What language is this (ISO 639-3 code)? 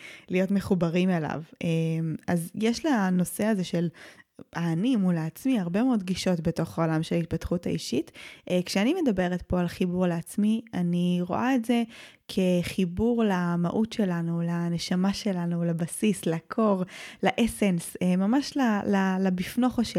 heb